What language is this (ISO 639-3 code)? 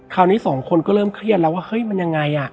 tha